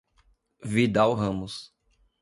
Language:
Portuguese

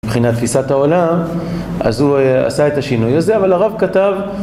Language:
Hebrew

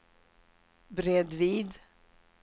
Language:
Swedish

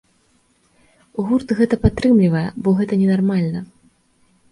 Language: Belarusian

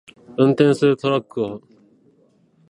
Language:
Japanese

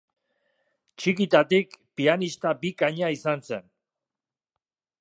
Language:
Basque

